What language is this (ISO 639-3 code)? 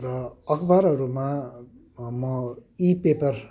nep